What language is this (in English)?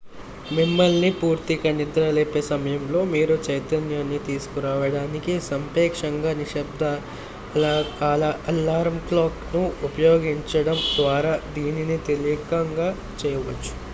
Telugu